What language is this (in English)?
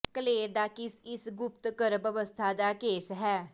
Punjabi